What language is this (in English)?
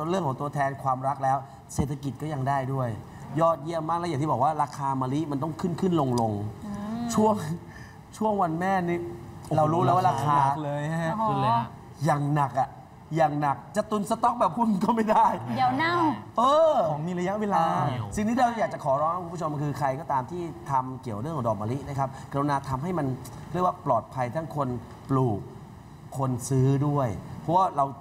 Thai